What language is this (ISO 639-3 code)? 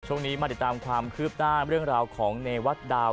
tha